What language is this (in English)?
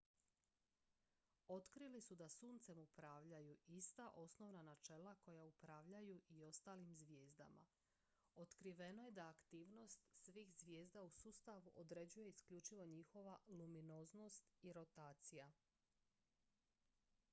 Croatian